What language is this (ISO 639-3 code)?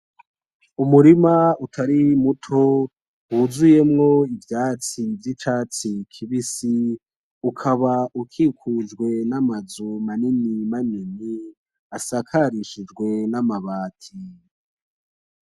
run